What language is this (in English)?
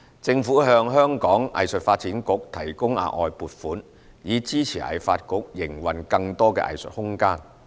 Cantonese